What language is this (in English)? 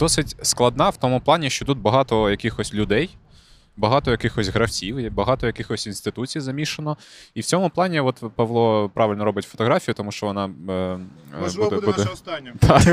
Ukrainian